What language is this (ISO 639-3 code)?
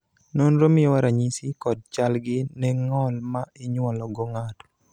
luo